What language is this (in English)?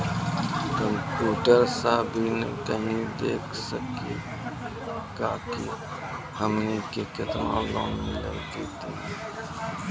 Maithili